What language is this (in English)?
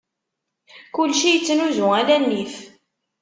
Kabyle